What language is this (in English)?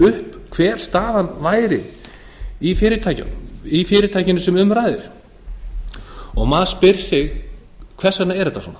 Icelandic